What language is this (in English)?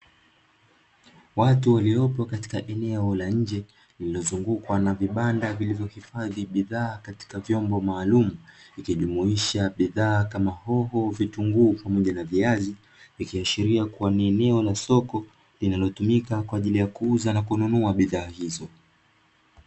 Swahili